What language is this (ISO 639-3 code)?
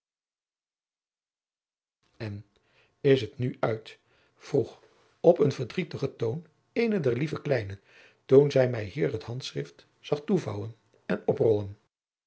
nld